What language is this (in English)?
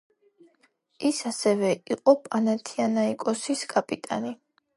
Georgian